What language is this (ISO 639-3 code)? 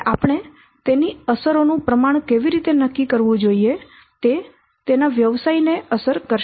guj